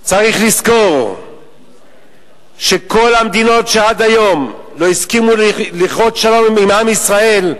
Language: Hebrew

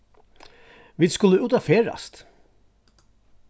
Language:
Faroese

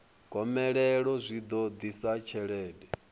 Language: Venda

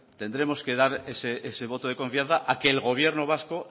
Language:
Spanish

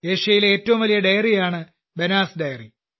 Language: Malayalam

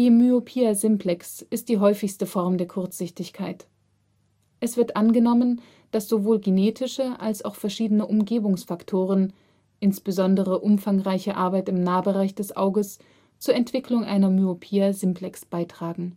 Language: German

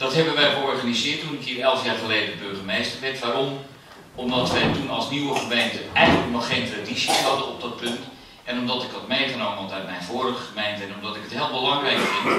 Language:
Dutch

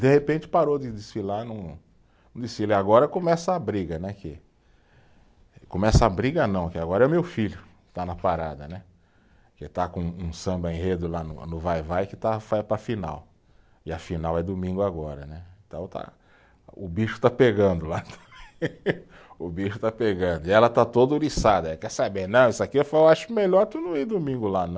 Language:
Portuguese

